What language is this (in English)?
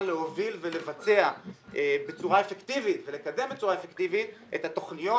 Hebrew